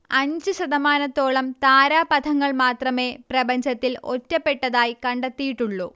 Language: Malayalam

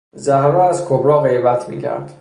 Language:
Persian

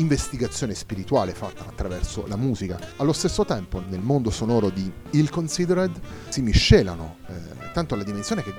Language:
Italian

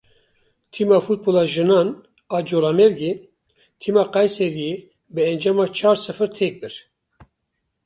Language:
Kurdish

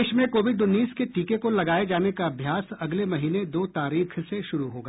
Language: Hindi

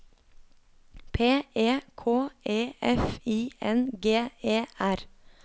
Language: Norwegian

